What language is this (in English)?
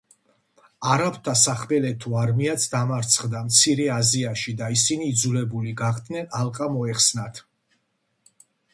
Georgian